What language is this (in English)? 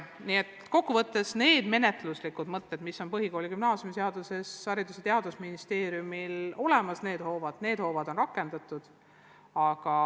Estonian